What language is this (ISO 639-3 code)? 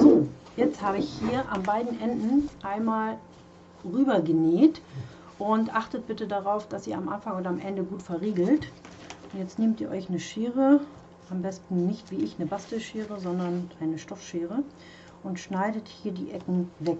deu